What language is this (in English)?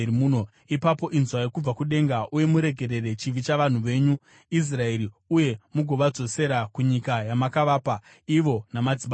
Shona